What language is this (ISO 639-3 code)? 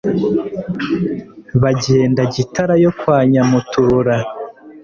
kin